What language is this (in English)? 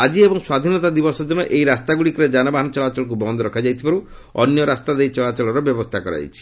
Odia